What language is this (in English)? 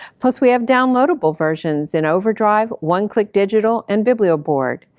English